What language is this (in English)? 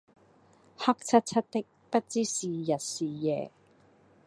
Cantonese